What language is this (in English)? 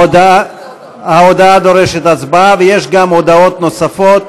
Hebrew